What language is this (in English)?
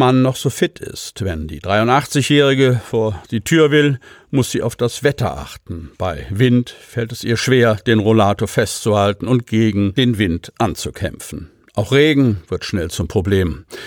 German